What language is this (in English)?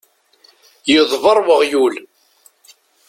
Kabyle